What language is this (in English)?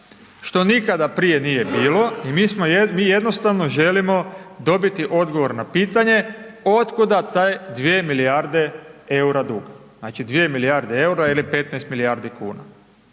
Croatian